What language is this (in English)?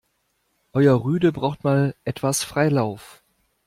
German